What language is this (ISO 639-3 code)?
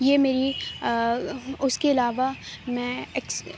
urd